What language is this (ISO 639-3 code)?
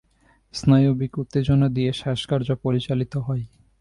ben